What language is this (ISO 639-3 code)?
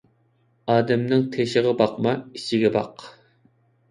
uig